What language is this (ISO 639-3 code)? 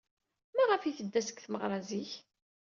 kab